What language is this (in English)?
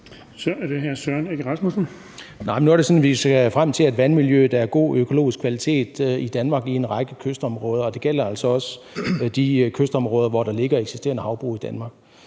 Danish